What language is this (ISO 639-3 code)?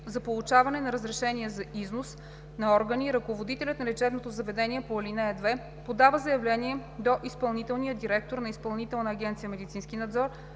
bul